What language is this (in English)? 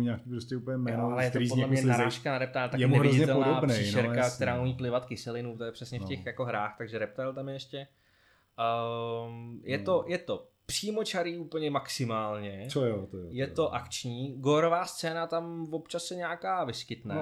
Czech